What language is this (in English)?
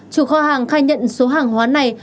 Vietnamese